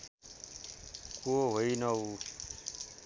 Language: Nepali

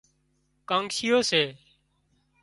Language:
Wadiyara Koli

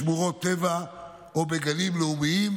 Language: Hebrew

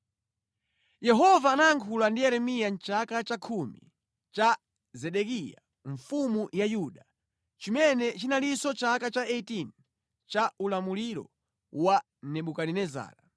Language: Nyanja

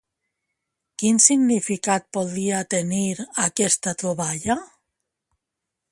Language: Catalan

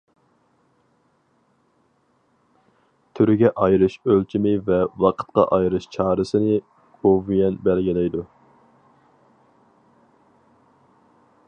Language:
Uyghur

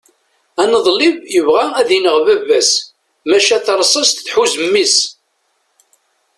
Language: Kabyle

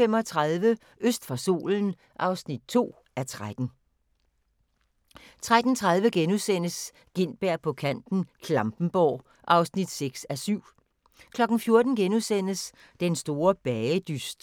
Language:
Danish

